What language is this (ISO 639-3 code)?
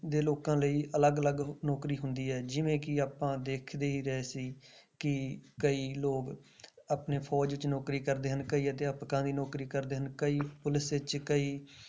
pan